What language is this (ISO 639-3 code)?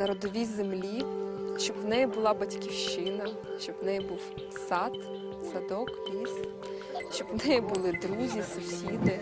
ukr